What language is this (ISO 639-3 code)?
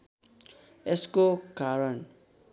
nep